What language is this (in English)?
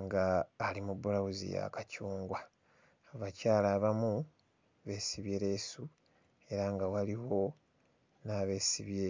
Ganda